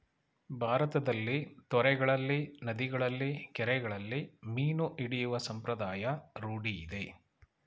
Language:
Kannada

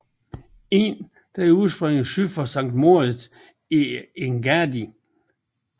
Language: Danish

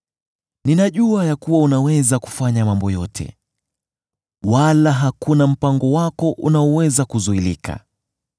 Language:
Swahili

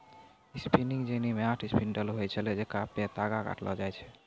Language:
Maithili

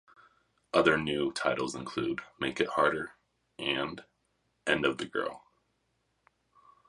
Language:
English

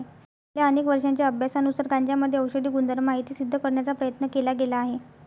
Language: Marathi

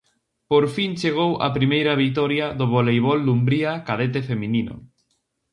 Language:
Galician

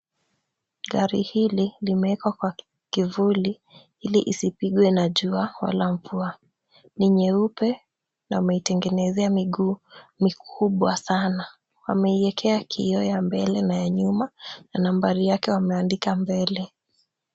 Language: Swahili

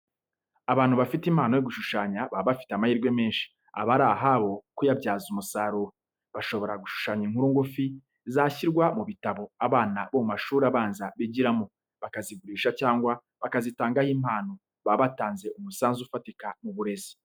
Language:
Kinyarwanda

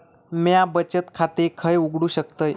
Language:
Marathi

